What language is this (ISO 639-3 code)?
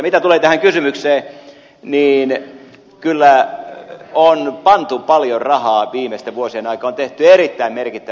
fin